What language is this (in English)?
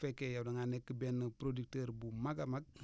Wolof